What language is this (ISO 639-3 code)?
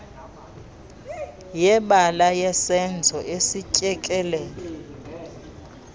xho